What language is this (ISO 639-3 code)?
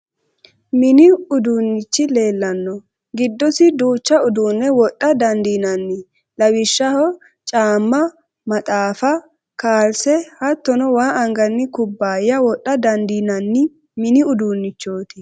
sid